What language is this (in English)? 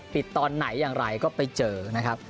Thai